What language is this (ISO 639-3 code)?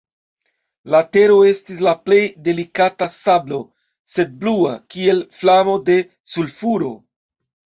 epo